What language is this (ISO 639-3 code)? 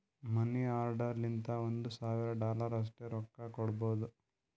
kan